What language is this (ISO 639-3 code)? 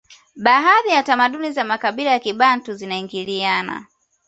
swa